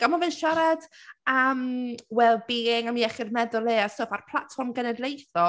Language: Welsh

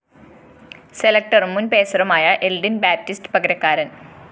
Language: Malayalam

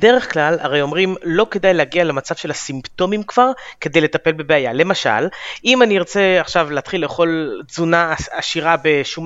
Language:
Hebrew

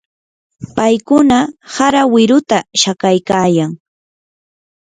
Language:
Yanahuanca Pasco Quechua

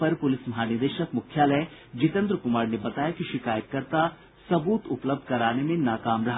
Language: Hindi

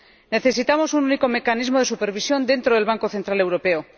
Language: Spanish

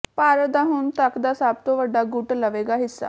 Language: Punjabi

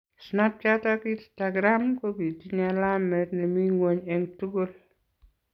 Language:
Kalenjin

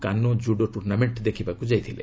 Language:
Odia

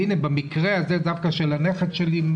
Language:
Hebrew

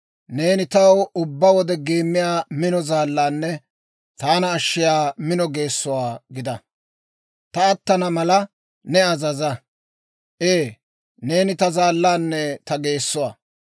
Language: Dawro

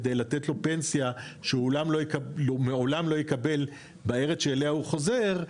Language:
Hebrew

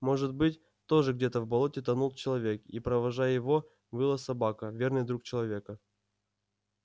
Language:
Russian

